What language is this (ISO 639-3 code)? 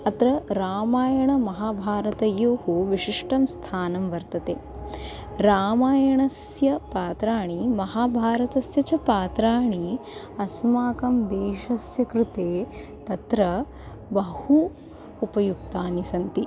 san